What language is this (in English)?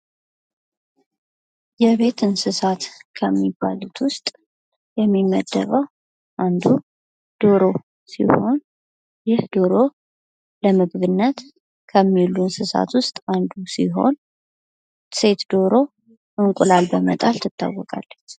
Amharic